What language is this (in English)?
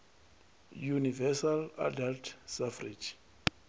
Venda